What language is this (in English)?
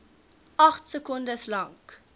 Afrikaans